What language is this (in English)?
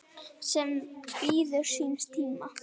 Icelandic